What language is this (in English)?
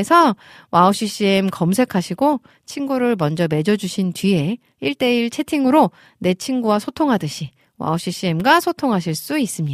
Korean